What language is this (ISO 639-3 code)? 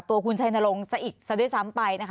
tha